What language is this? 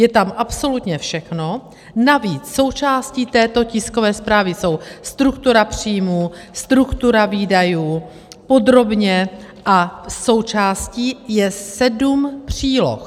Czech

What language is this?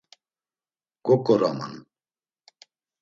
Laz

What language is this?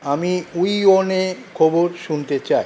Bangla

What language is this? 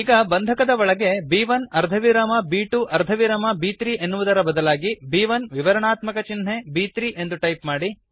Kannada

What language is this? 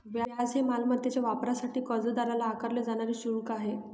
Marathi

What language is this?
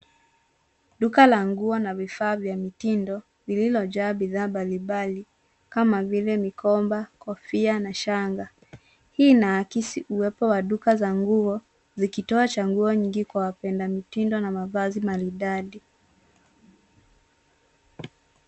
Swahili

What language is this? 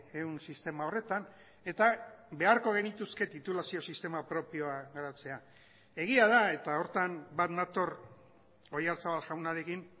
Basque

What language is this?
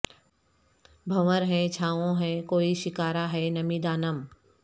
Urdu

